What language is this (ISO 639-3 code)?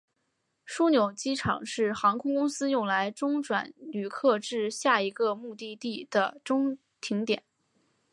zho